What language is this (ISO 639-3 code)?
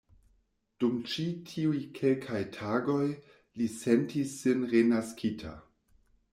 epo